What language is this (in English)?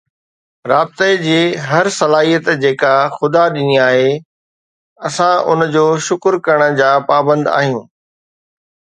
Sindhi